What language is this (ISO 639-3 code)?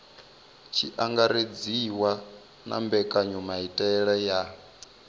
ven